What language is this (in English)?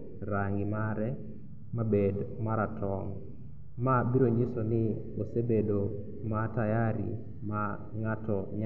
Luo (Kenya and Tanzania)